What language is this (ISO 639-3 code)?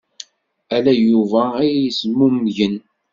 kab